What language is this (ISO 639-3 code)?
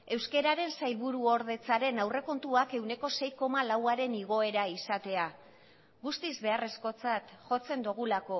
eus